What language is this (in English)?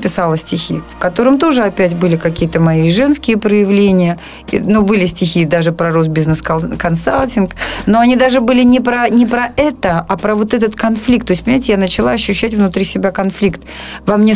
Russian